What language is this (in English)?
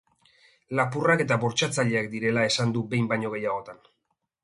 Basque